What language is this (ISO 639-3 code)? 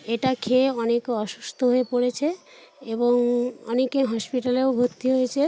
ben